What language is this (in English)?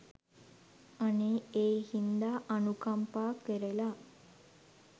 Sinhala